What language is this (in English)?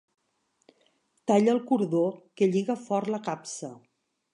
Catalan